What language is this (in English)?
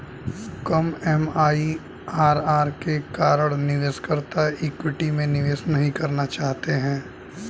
Hindi